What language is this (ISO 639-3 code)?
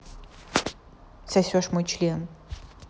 rus